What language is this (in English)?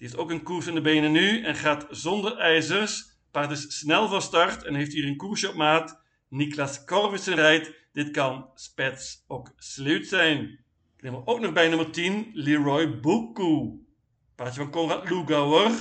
Dutch